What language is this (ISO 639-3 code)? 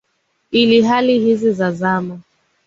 swa